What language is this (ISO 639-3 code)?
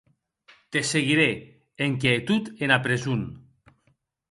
oci